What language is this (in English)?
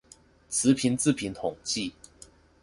Chinese